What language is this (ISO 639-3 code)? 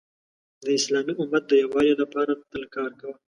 pus